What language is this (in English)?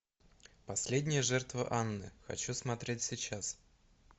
Russian